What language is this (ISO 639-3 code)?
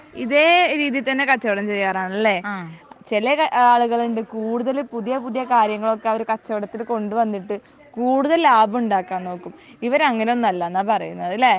mal